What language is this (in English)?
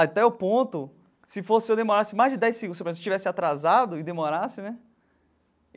Portuguese